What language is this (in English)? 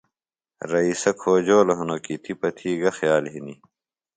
Phalura